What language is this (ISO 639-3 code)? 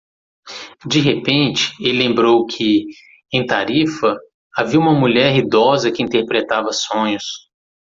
por